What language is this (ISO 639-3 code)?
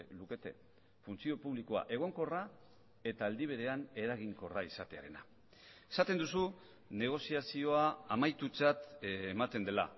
eus